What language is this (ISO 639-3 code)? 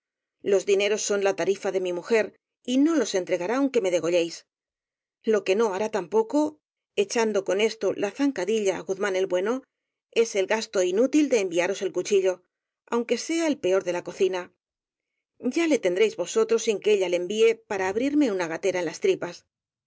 spa